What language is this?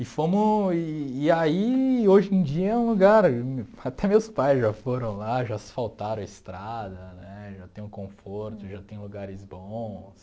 Portuguese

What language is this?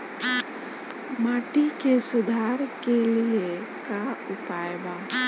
Bhojpuri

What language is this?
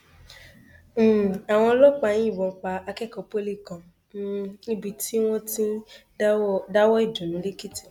Yoruba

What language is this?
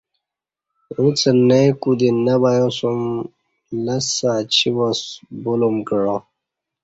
Kati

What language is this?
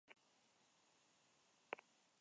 Basque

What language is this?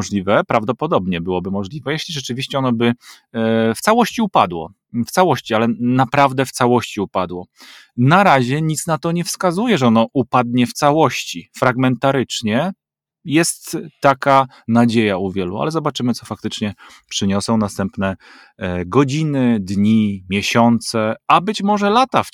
Polish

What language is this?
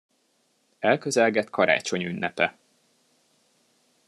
Hungarian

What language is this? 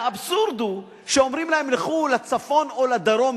Hebrew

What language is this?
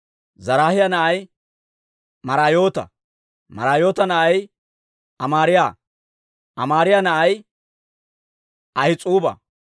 Dawro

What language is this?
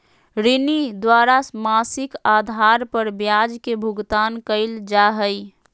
Magahi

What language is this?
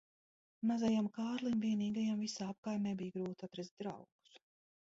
Latvian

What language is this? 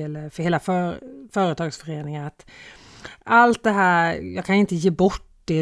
Swedish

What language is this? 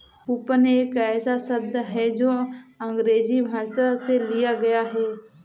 Hindi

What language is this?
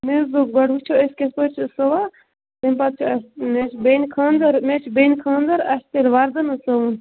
Kashmiri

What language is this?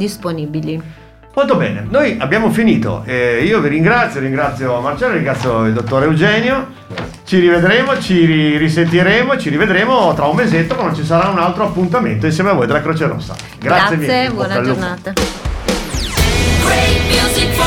Italian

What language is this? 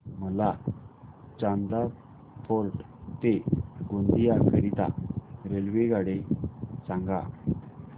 Marathi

